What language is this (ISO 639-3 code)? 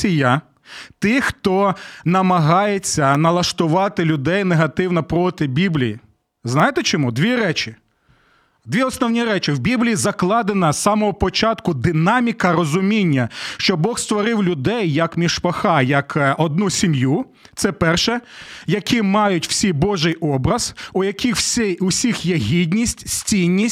ukr